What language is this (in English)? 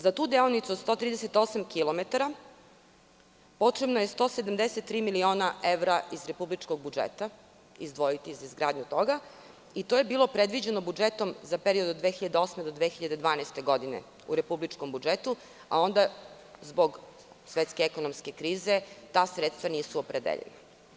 Serbian